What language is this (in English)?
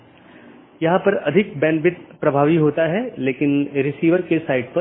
Hindi